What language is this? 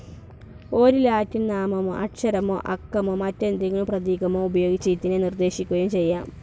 Malayalam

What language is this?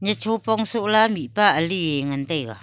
Wancho Naga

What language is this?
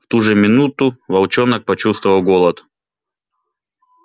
Russian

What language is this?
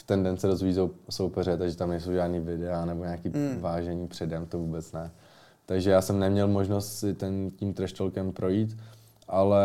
Czech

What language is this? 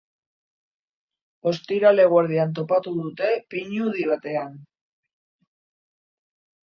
Basque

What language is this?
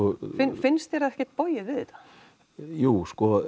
Icelandic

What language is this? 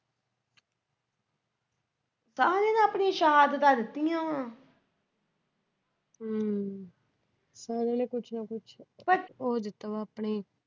Punjabi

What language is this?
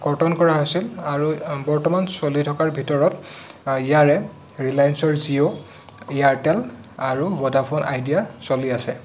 Assamese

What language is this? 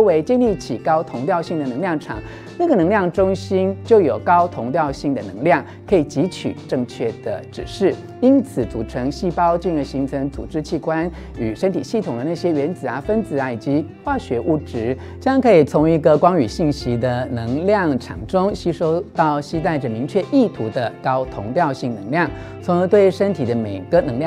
Chinese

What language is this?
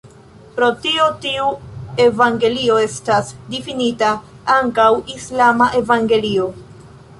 Esperanto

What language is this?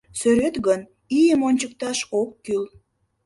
Mari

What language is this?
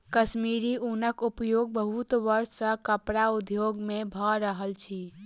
Maithili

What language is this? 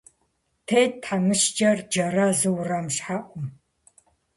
Kabardian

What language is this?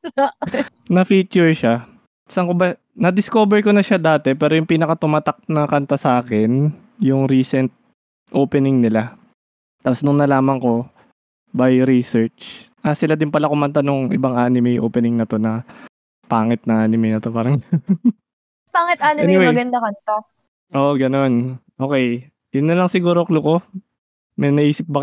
Filipino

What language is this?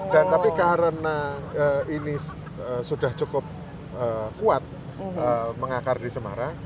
Indonesian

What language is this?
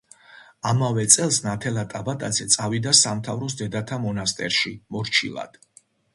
Georgian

